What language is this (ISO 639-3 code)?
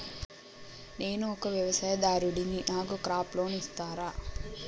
tel